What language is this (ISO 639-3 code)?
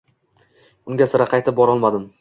uzb